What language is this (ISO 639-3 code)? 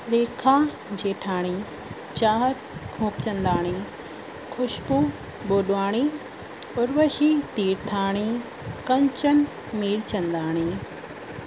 snd